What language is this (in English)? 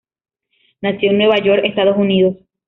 Spanish